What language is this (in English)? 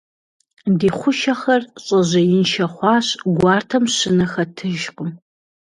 Kabardian